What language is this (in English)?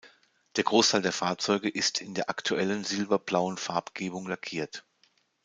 German